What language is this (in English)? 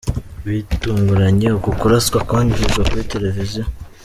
Kinyarwanda